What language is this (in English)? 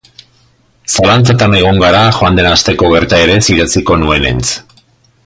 Basque